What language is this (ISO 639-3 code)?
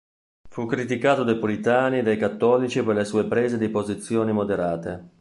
ita